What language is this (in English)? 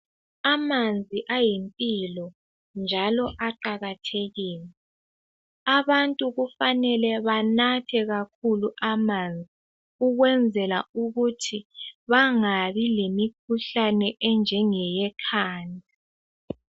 North Ndebele